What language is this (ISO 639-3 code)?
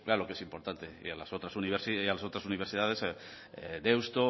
spa